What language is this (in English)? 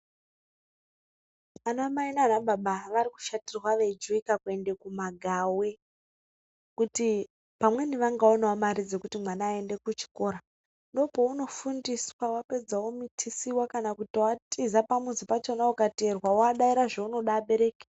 Ndau